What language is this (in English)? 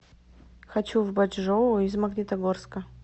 Russian